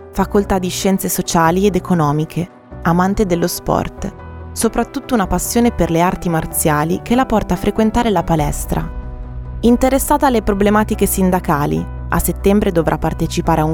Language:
Italian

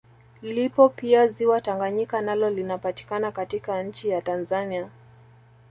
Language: Swahili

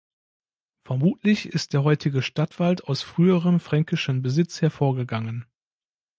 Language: German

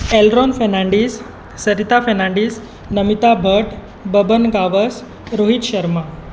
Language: Konkani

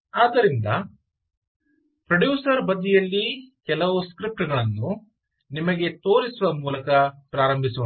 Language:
Kannada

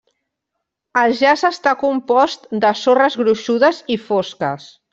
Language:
Catalan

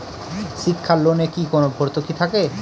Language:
Bangla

